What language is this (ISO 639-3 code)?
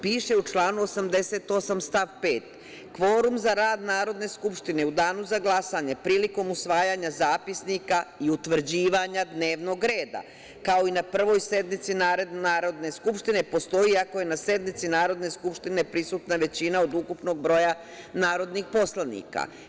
srp